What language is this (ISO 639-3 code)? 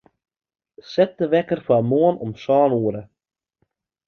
fry